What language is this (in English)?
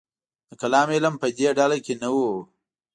Pashto